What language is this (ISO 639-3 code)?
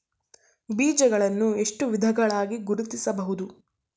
kan